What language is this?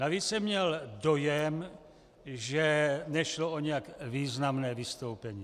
Czech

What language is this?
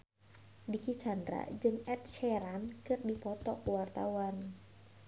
Sundanese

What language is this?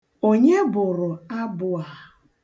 Igbo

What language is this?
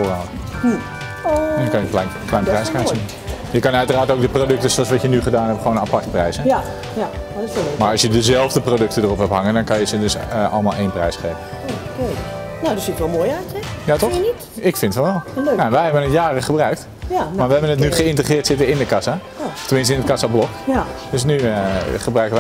Dutch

